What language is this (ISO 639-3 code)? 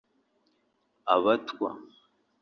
kin